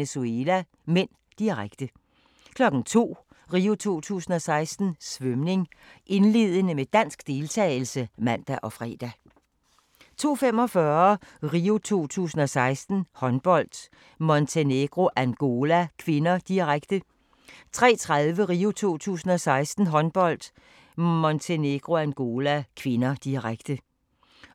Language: Danish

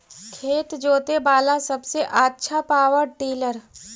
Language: Magahi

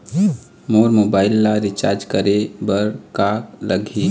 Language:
Chhattisgarhi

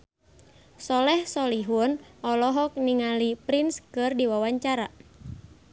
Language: Sundanese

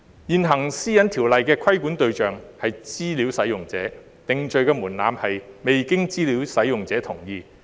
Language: Cantonese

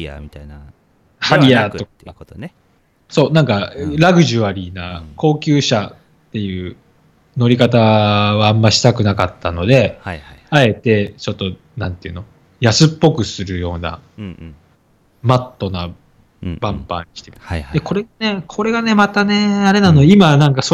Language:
Japanese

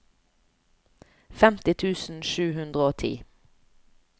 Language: Norwegian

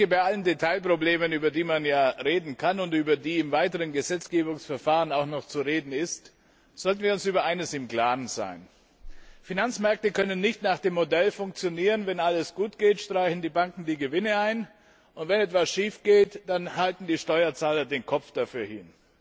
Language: German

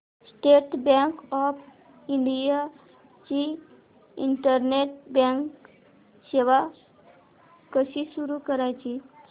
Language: Marathi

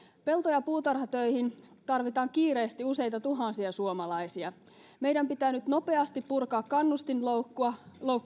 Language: Finnish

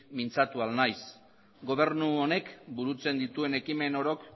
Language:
Basque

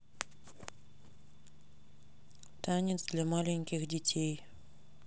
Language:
Russian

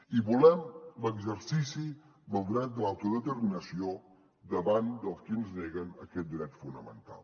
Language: Catalan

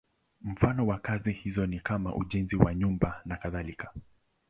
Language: Swahili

